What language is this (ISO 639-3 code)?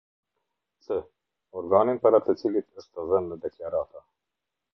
sqi